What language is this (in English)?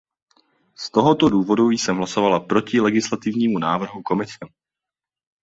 Czech